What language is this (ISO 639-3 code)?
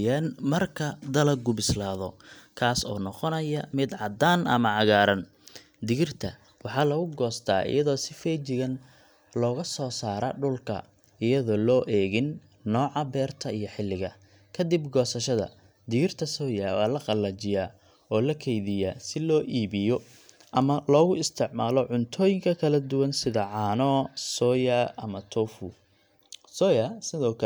som